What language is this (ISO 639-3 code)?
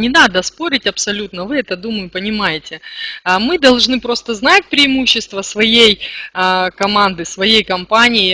rus